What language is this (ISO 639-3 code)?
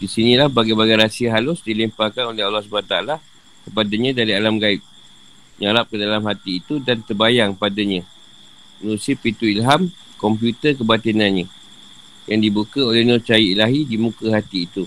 msa